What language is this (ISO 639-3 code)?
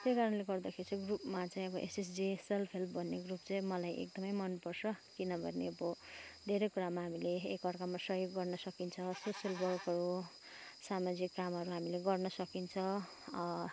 nep